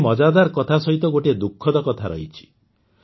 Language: Odia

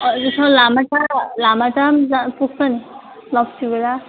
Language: Nepali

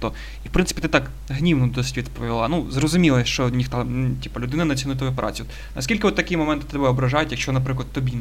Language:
Ukrainian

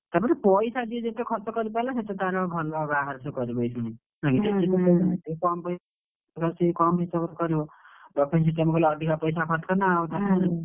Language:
Odia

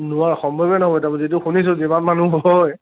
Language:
Assamese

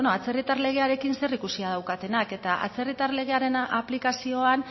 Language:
Basque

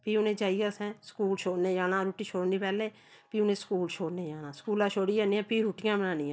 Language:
Dogri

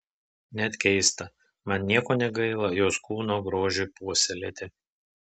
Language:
Lithuanian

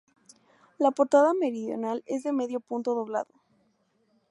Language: Spanish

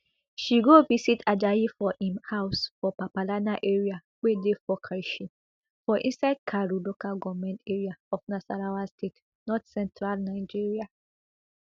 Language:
Nigerian Pidgin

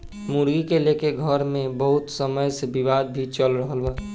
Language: Bhojpuri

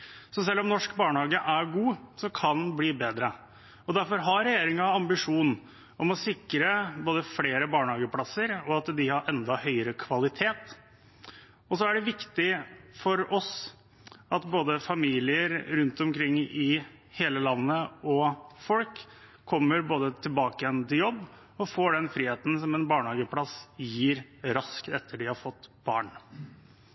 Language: Norwegian Bokmål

